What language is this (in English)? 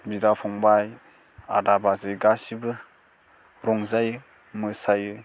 Bodo